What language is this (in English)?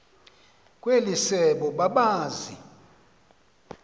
Xhosa